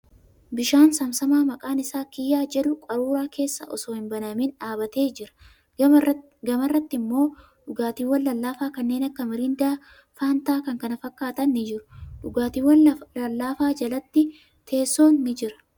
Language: Oromo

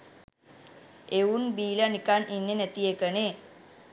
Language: Sinhala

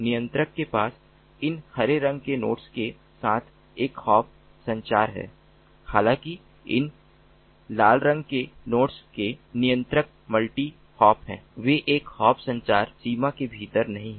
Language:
Hindi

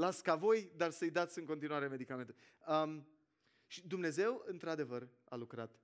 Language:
Romanian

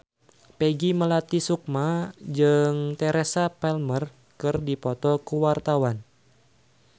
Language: Sundanese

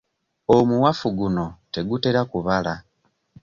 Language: Ganda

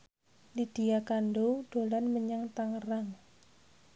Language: Javanese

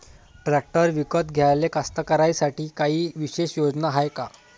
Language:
Marathi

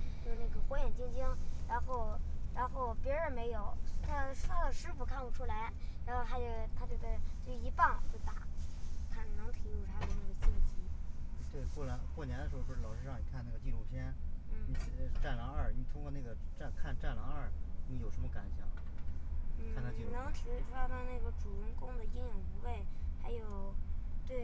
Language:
Chinese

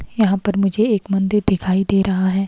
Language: Hindi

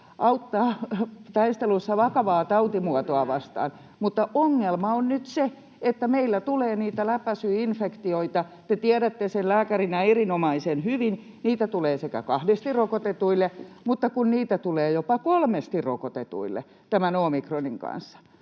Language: Finnish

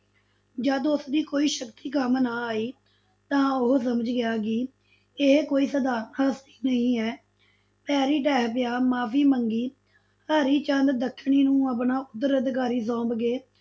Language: Punjabi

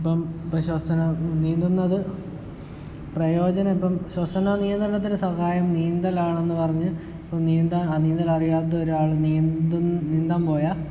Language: Malayalam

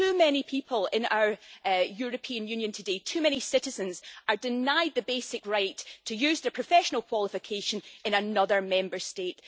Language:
English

